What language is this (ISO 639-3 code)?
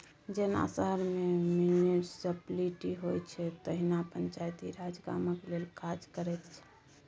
mai